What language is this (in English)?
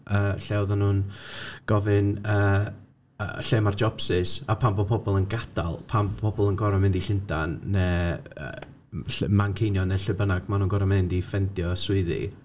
Welsh